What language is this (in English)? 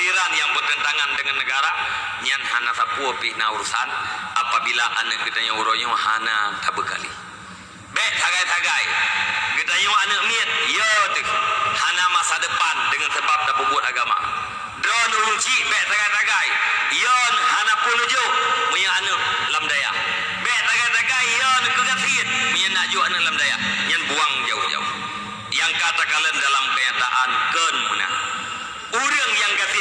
Malay